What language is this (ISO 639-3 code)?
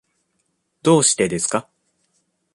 jpn